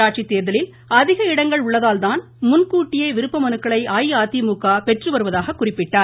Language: Tamil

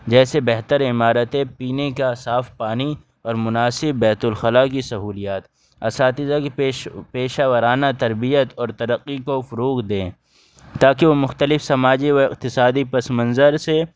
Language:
Urdu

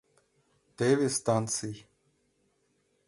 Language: Mari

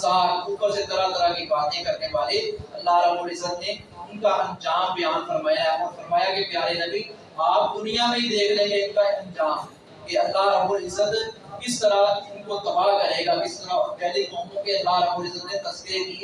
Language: Urdu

